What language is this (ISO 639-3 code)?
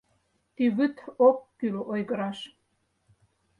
chm